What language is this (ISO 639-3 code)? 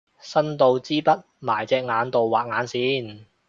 yue